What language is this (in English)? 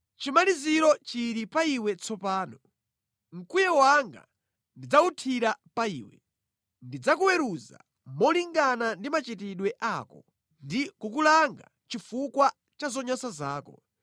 Nyanja